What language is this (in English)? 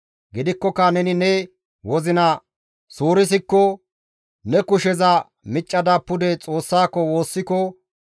Gamo